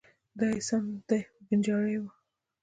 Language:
Pashto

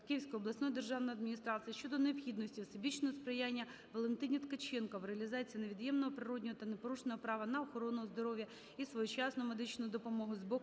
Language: Ukrainian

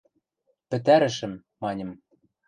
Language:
Western Mari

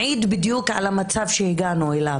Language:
Hebrew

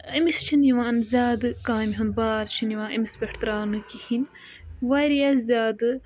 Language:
Kashmiri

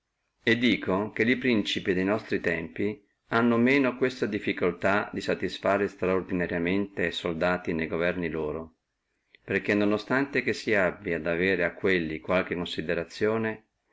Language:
Italian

